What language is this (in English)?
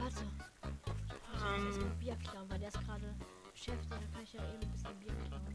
German